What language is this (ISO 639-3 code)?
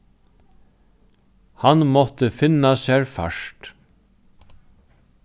fao